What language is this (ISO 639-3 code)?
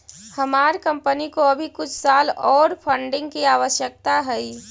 mag